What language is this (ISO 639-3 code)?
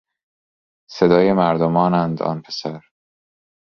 fas